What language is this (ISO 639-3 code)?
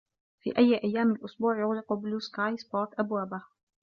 ara